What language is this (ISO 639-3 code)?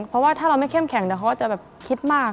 tha